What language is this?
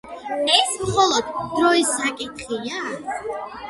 Georgian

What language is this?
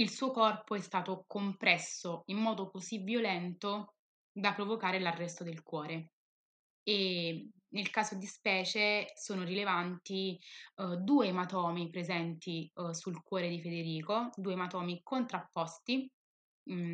Italian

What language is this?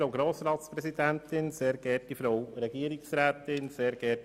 Swiss German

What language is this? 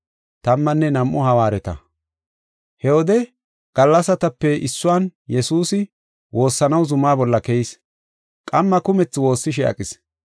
Gofa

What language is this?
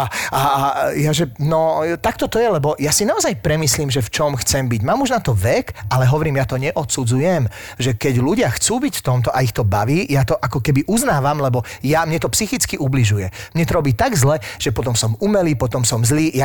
Slovak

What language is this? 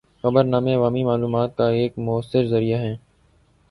Urdu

